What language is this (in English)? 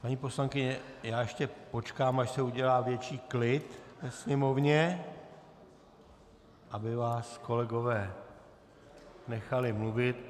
Czech